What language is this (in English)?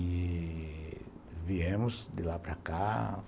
Portuguese